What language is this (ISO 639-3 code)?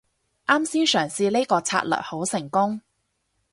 yue